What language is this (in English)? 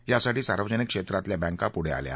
Marathi